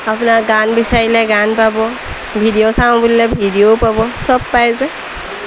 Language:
Assamese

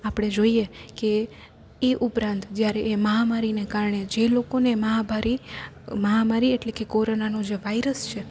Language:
Gujarati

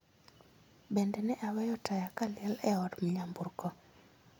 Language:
Luo (Kenya and Tanzania)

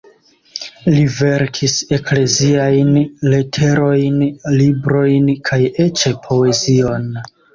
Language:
Esperanto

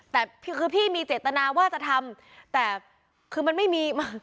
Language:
Thai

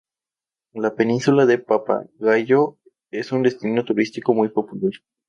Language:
Spanish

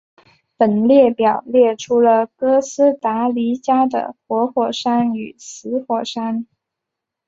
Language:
Chinese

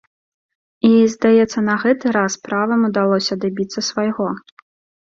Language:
Belarusian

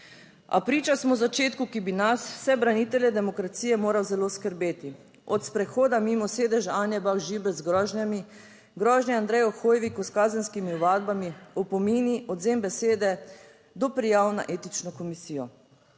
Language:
Slovenian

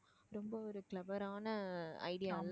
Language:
Tamil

